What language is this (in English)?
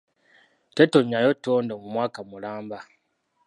Ganda